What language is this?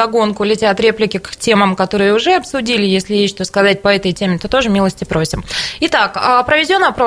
Russian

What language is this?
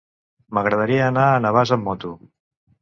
Catalan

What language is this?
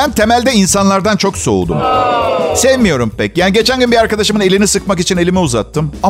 Turkish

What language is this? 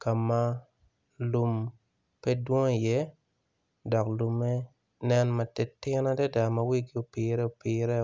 Acoli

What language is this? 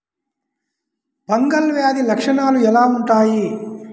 Telugu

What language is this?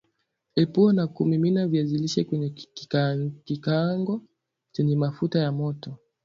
Swahili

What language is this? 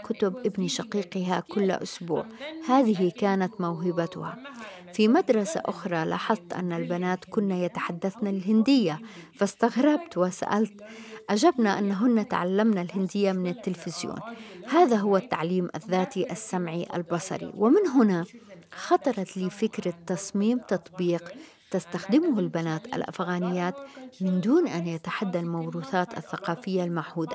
Arabic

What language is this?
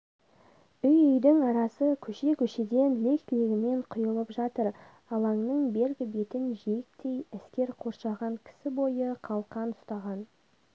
Kazakh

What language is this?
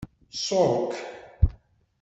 Kabyle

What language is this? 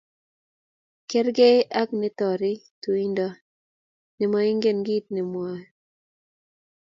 Kalenjin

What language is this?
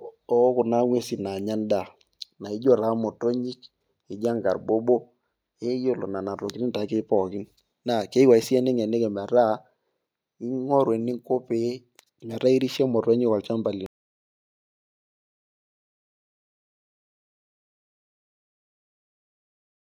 Masai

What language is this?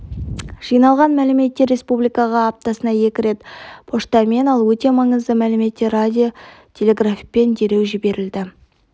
Kazakh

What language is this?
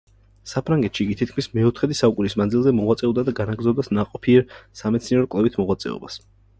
Georgian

